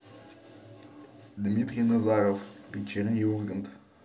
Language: Russian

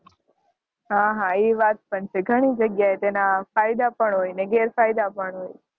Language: Gujarati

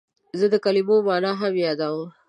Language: Pashto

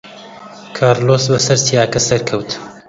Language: Central Kurdish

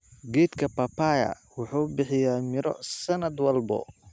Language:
Somali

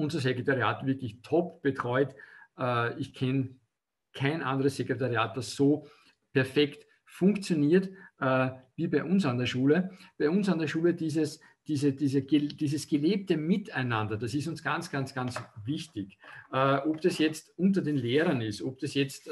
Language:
German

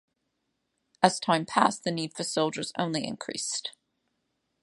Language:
English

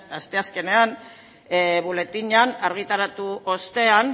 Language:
Basque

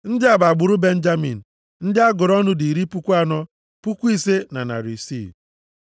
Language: Igbo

